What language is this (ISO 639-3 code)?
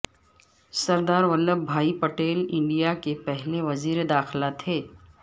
urd